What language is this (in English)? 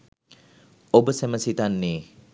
Sinhala